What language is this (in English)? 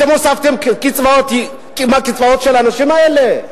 Hebrew